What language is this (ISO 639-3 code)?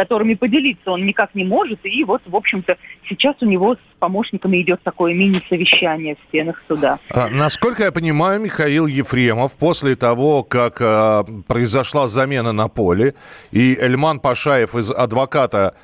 rus